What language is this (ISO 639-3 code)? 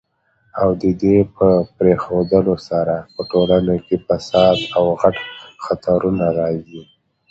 pus